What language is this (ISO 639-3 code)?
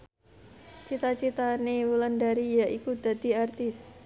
jav